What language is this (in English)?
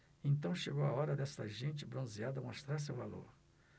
Portuguese